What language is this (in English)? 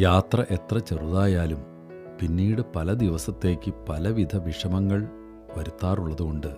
Malayalam